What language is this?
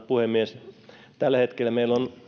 Finnish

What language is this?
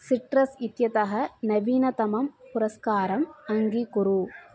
Sanskrit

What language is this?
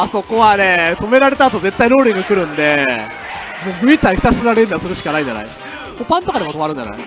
Japanese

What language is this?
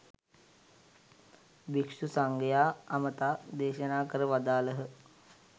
Sinhala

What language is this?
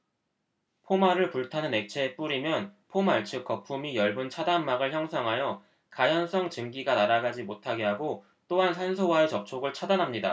Korean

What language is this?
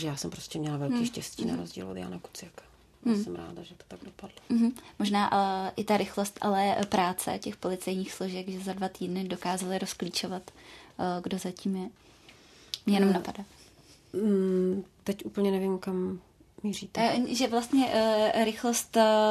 Czech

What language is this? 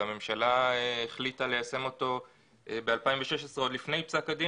Hebrew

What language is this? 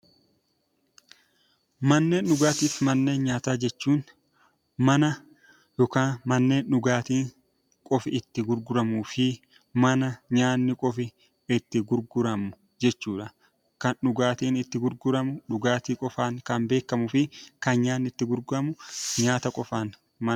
Oromo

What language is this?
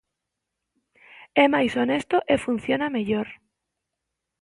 Galician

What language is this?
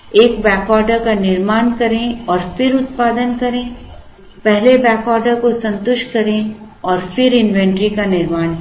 Hindi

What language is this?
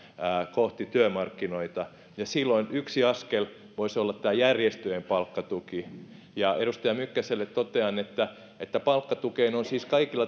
Finnish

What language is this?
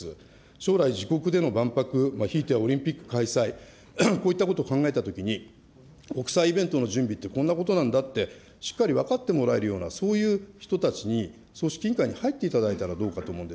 Japanese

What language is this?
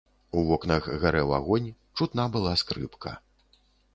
Belarusian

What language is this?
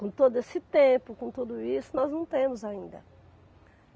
Portuguese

